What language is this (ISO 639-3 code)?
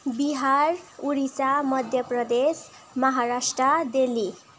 nep